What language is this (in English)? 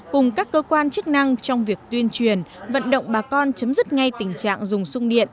Vietnamese